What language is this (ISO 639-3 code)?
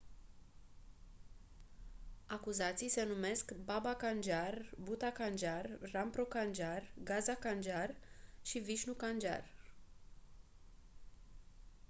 ron